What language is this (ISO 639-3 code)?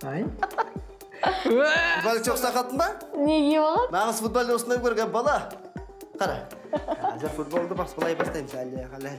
rus